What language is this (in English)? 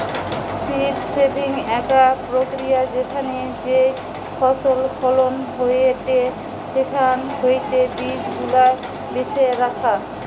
Bangla